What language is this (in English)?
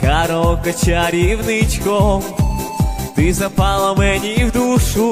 Russian